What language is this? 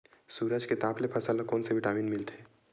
Chhattisgarhi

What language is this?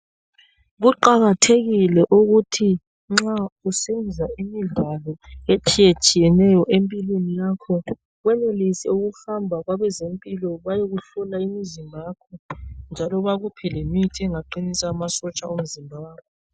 North Ndebele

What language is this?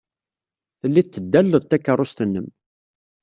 Kabyle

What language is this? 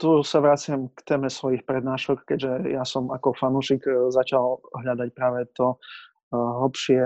Slovak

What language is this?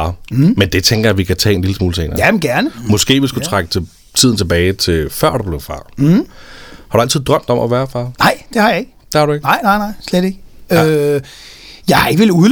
Danish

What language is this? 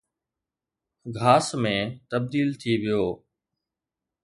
Sindhi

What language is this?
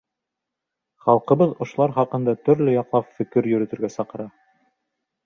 Bashkir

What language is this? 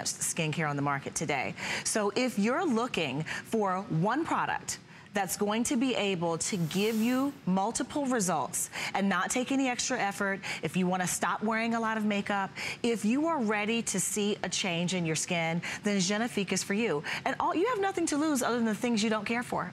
English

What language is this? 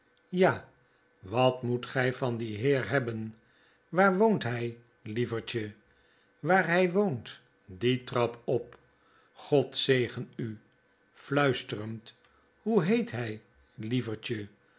Dutch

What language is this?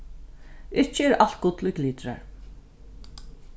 Faroese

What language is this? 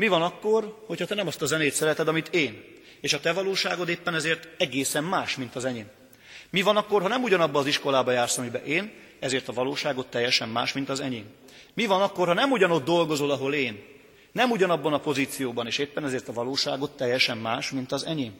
Hungarian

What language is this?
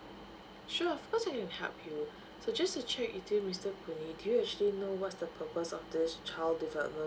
English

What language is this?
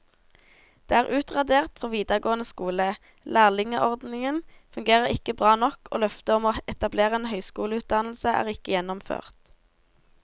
Norwegian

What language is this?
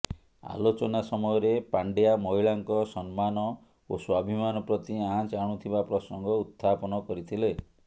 Odia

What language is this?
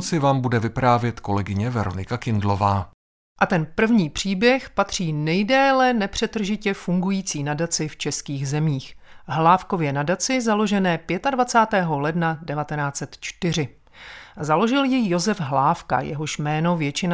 Czech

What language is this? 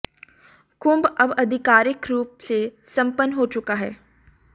Hindi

